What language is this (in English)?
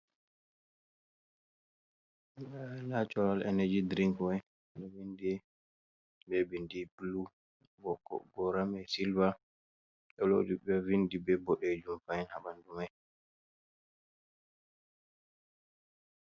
Fula